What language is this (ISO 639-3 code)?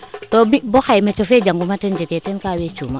srr